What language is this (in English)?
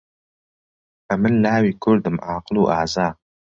Central Kurdish